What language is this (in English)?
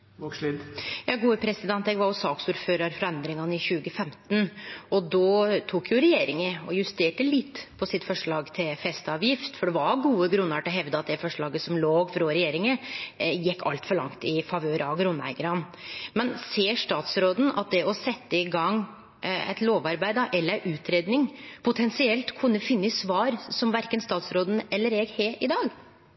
Norwegian